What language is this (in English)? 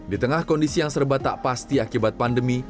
Indonesian